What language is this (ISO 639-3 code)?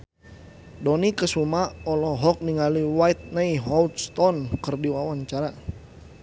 sun